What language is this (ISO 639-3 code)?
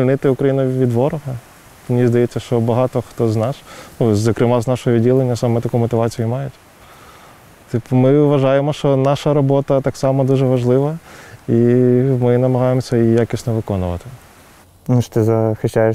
ukr